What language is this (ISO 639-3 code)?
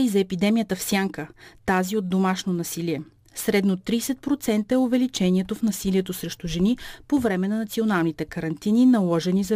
bul